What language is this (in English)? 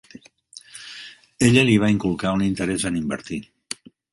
Catalan